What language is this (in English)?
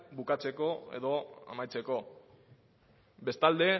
Basque